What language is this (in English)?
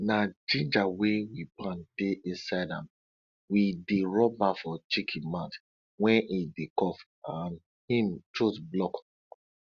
Nigerian Pidgin